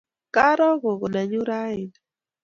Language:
Kalenjin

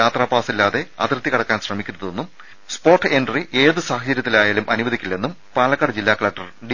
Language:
Malayalam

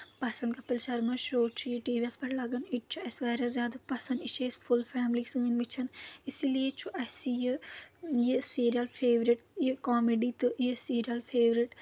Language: Kashmiri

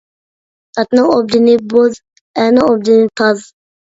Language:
Uyghur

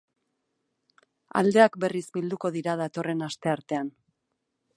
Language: Basque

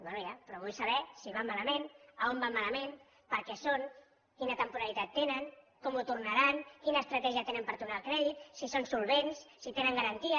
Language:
Catalan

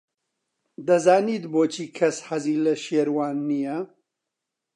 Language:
Central Kurdish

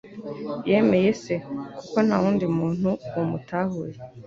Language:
Kinyarwanda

